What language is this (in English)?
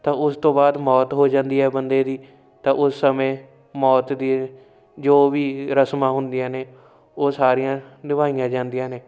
Punjabi